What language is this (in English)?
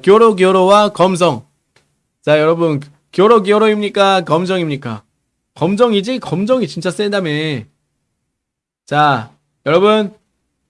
Korean